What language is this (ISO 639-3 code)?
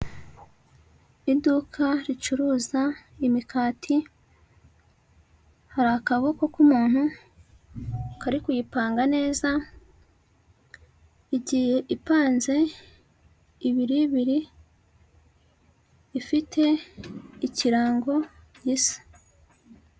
kin